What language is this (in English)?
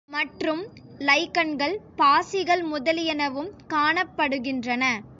Tamil